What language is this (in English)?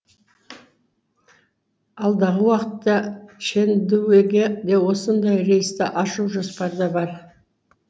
Kazakh